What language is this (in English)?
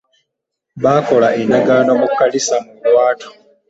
Ganda